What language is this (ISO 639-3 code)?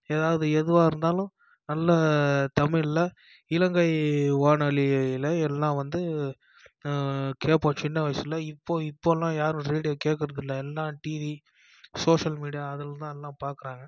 tam